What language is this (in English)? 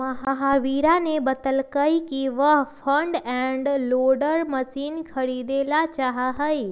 Magahi